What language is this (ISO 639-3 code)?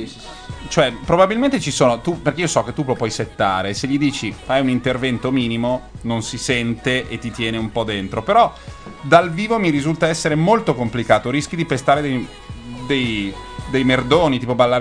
ita